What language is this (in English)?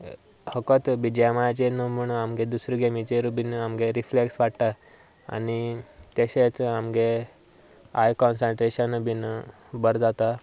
Konkani